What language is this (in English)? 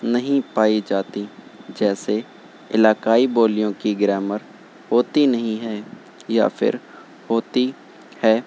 Urdu